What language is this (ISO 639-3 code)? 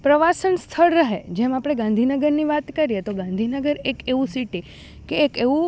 guj